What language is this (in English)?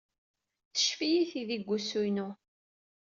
Kabyle